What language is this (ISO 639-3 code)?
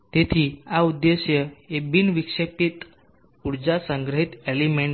guj